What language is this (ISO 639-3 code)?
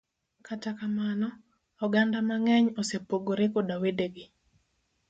luo